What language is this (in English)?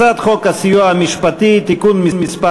Hebrew